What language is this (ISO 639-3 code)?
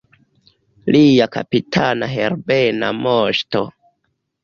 epo